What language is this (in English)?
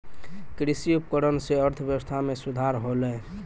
Maithili